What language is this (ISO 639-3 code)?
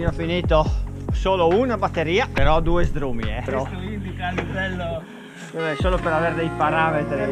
ita